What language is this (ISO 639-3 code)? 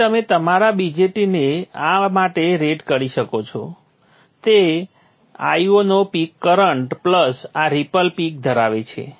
guj